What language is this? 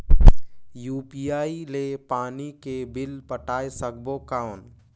Chhattisgarhi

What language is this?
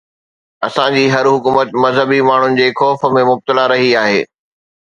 Sindhi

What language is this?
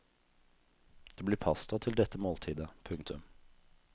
Norwegian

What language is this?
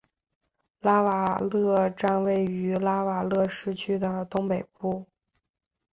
Chinese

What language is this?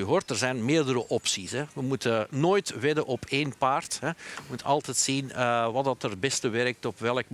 Dutch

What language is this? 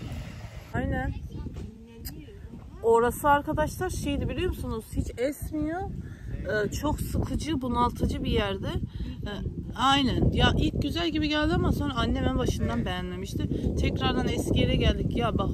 Turkish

